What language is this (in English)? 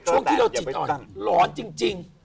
Thai